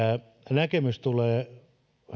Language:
Finnish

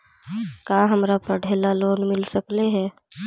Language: Magahi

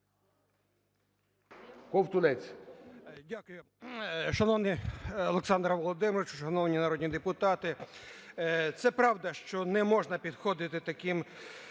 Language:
Ukrainian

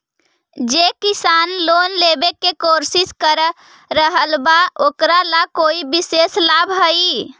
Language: Magahi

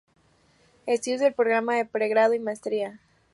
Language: Spanish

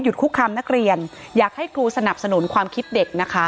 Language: Thai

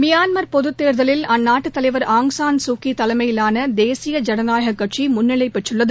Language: Tamil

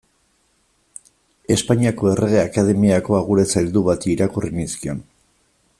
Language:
Basque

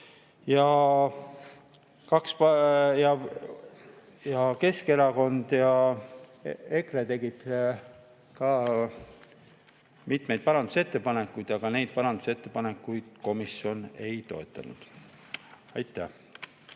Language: Estonian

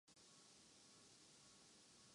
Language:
Urdu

